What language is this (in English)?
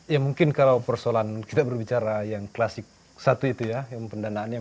Indonesian